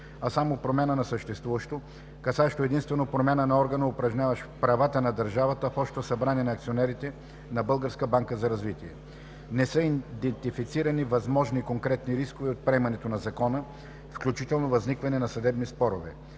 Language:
Bulgarian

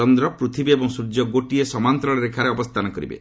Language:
Odia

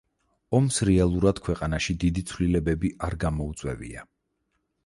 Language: Georgian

